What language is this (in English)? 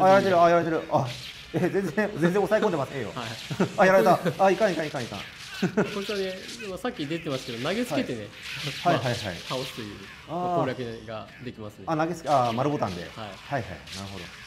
Japanese